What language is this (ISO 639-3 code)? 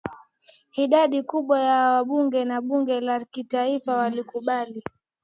swa